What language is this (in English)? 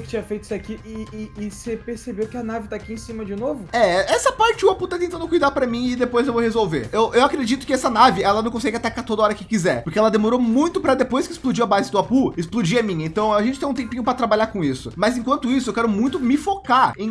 Portuguese